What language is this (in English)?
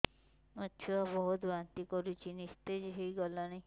Odia